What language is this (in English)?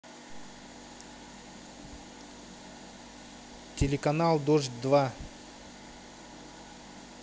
Russian